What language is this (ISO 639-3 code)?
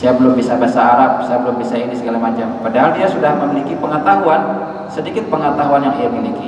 ind